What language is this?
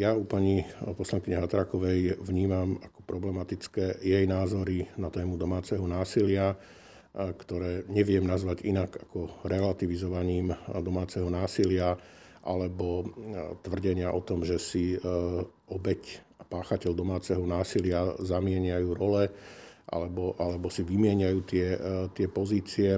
Slovak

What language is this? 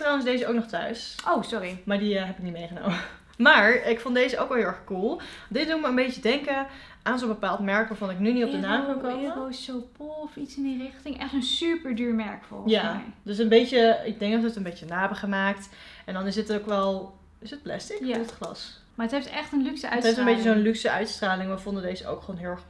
Dutch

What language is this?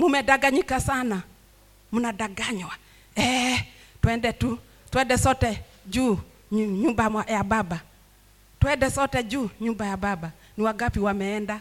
Swahili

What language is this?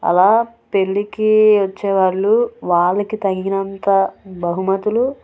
Telugu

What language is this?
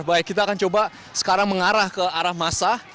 Indonesian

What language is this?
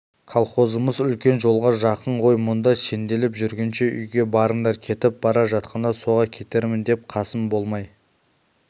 Kazakh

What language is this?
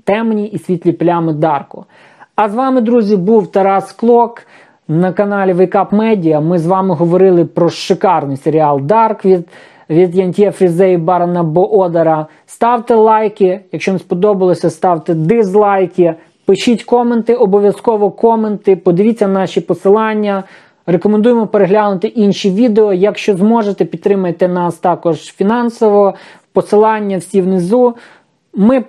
Ukrainian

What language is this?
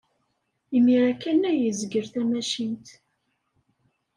Kabyle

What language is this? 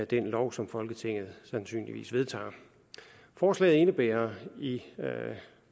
Danish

